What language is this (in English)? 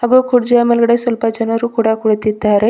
Kannada